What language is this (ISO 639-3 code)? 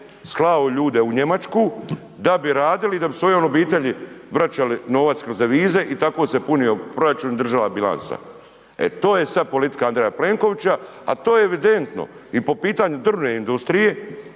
hrv